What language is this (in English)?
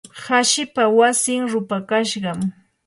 Yanahuanca Pasco Quechua